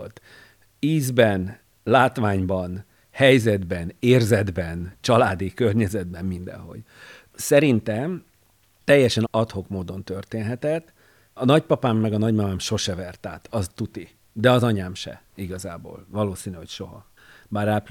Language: Hungarian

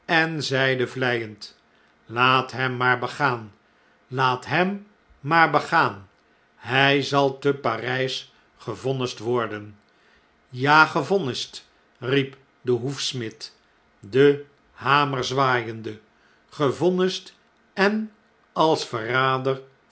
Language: Dutch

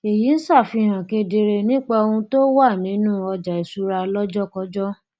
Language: Yoruba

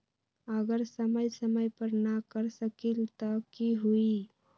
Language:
Magahi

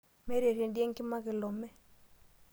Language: Masai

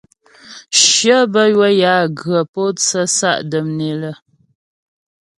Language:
Ghomala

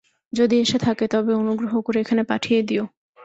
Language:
Bangla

